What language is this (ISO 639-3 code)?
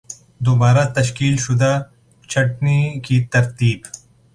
urd